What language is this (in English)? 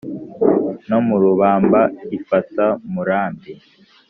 Kinyarwanda